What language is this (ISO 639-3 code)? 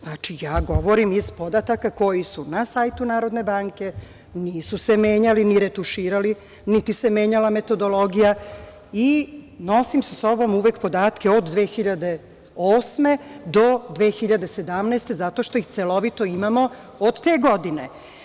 srp